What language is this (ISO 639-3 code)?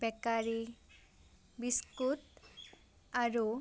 asm